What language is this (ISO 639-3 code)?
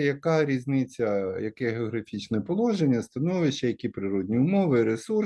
ukr